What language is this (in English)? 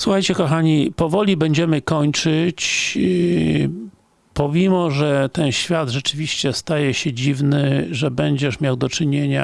Polish